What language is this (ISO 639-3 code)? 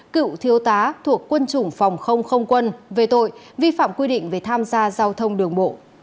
vie